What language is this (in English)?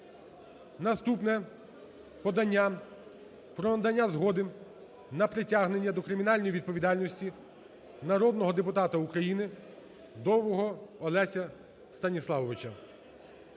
Ukrainian